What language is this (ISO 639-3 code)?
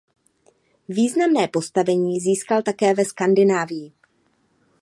ces